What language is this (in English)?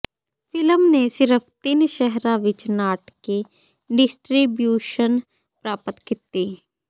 Punjabi